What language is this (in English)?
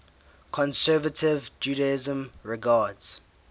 English